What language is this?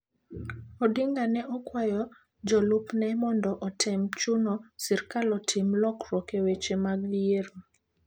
Luo (Kenya and Tanzania)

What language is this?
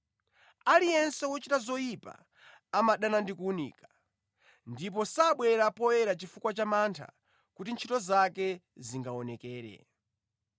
Nyanja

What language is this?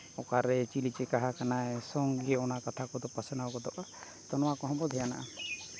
Santali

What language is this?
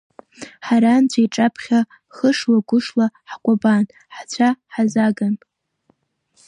Abkhazian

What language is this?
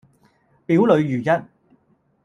Cantonese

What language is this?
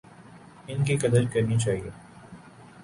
Urdu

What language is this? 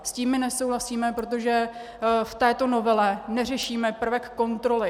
Czech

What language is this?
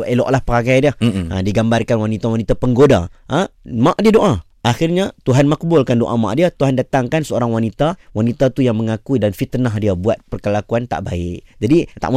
Malay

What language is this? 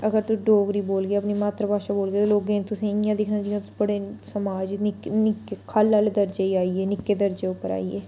Dogri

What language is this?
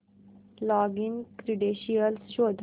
Marathi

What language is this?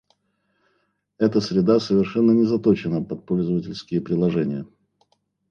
Russian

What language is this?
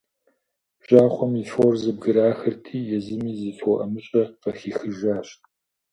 Kabardian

